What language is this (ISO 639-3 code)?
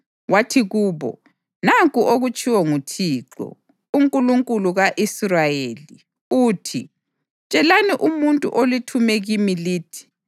nde